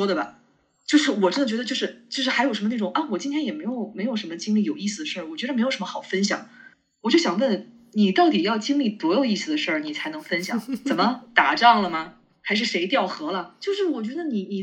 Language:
Chinese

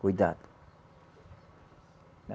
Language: Portuguese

